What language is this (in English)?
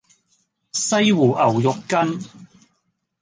Cantonese